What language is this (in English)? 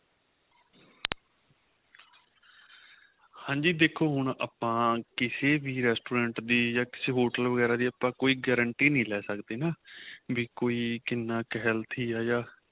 Punjabi